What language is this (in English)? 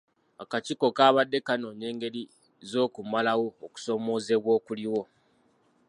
Ganda